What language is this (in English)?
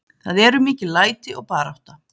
Icelandic